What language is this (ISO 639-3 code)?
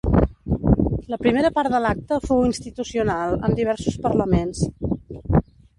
cat